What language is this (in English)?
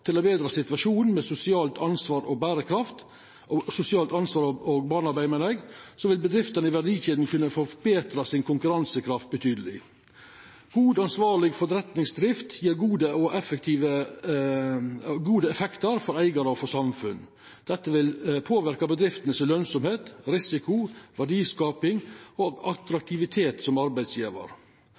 Norwegian Nynorsk